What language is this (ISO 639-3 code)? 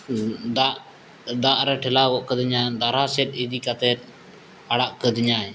sat